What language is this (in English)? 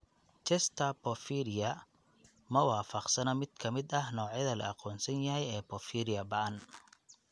Somali